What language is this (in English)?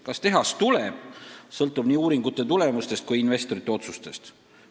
Estonian